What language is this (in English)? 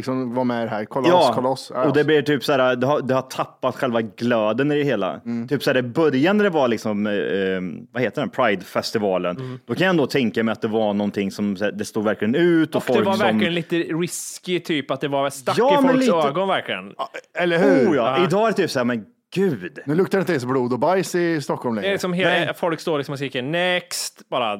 Swedish